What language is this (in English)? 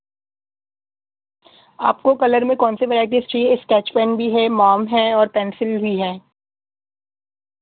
Urdu